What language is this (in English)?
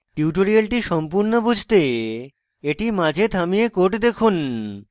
Bangla